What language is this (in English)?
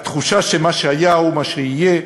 Hebrew